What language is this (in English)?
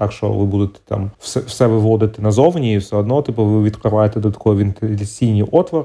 Ukrainian